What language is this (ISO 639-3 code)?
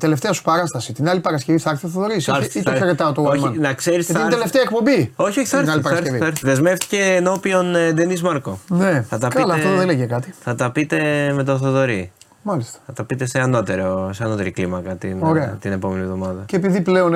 ell